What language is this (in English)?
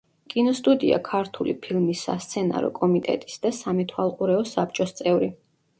Georgian